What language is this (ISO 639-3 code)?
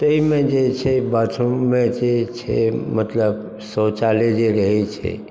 mai